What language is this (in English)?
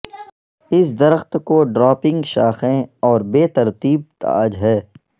Urdu